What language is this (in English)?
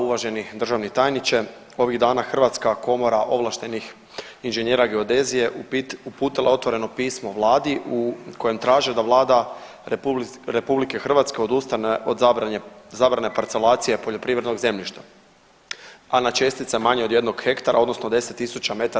Croatian